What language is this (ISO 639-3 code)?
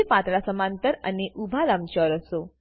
guj